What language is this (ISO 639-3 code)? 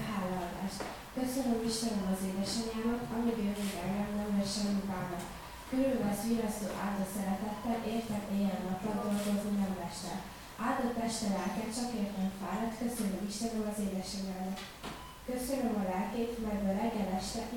hun